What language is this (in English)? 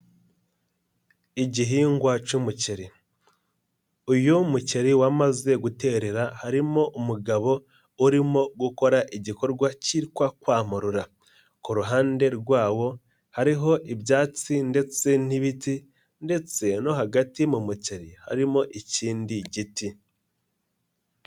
Kinyarwanda